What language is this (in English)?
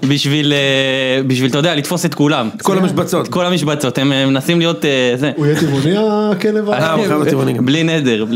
Hebrew